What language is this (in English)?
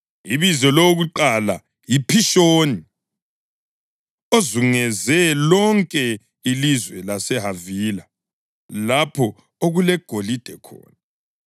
North Ndebele